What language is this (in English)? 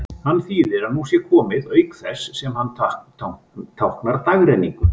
Icelandic